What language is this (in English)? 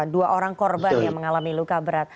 Indonesian